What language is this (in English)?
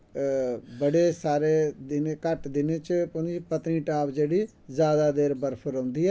Dogri